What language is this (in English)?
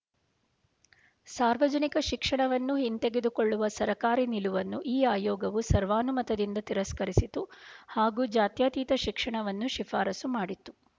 Kannada